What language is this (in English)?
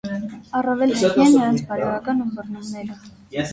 Armenian